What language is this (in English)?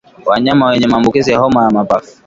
Swahili